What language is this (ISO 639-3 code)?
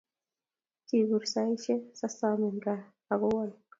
kln